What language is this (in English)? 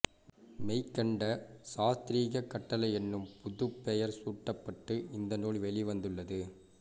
Tamil